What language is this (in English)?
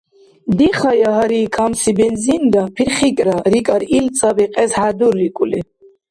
Dargwa